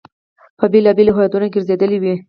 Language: Pashto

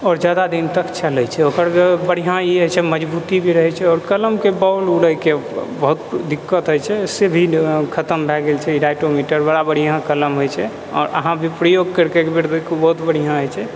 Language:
Maithili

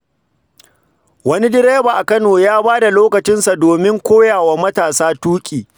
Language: Hausa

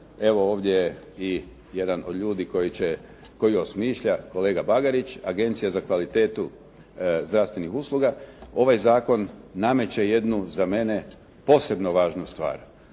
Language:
Croatian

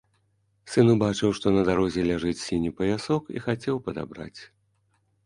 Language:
Belarusian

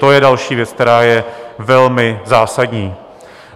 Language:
Czech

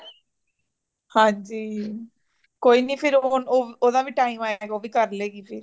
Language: Punjabi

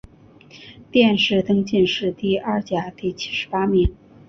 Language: Chinese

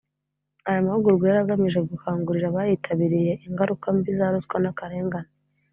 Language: Kinyarwanda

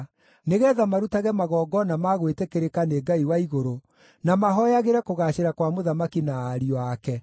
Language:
Kikuyu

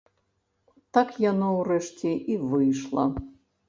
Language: Belarusian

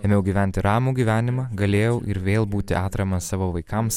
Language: Lithuanian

